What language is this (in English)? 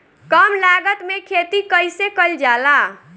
Bhojpuri